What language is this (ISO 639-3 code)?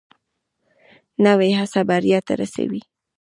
pus